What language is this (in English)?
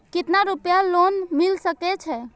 Maithili